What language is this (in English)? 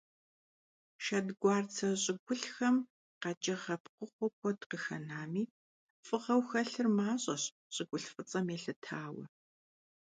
Kabardian